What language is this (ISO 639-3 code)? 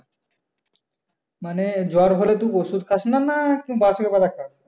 ben